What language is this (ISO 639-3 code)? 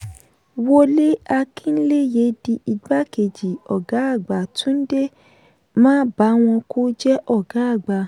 yor